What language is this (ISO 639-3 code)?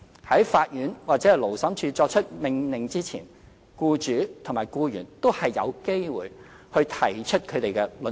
yue